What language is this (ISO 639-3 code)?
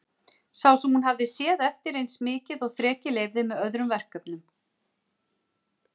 isl